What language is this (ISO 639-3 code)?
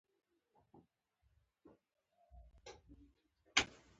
pus